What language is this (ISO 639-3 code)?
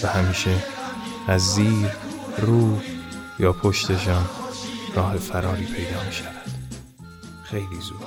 fas